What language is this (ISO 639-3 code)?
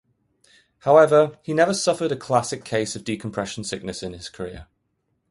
eng